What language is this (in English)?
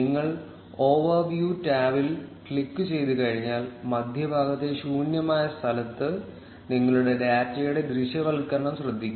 Malayalam